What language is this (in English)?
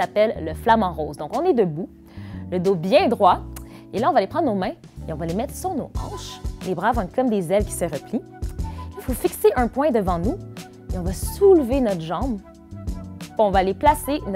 French